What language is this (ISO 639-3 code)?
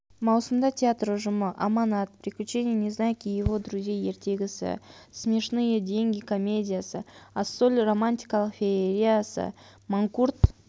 kaz